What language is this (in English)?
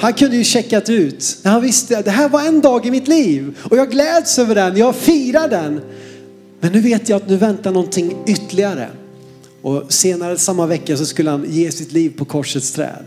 Swedish